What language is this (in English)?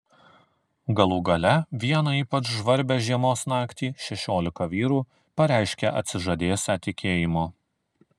Lithuanian